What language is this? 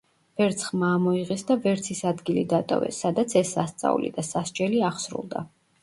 Georgian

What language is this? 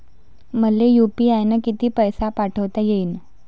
Marathi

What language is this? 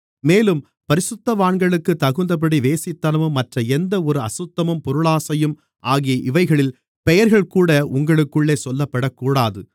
Tamil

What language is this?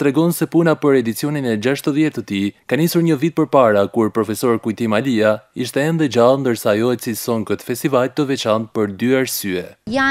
Romanian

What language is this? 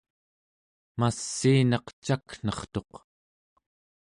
Central Yupik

